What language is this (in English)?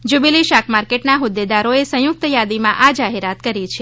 Gujarati